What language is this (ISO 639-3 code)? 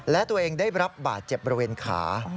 tha